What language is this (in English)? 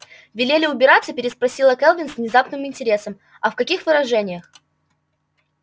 Russian